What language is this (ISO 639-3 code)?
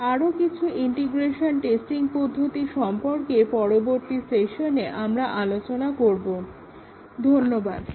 ben